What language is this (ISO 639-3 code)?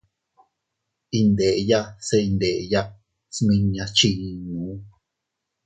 cut